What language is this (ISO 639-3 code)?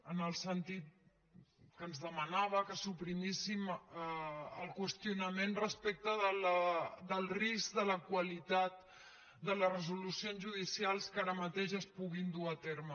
cat